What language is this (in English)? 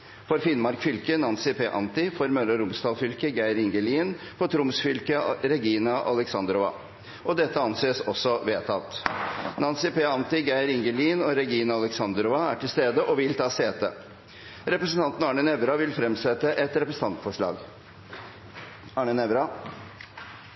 Norwegian Bokmål